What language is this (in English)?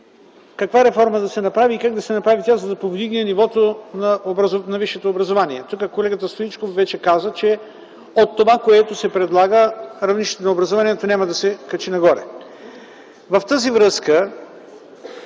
Bulgarian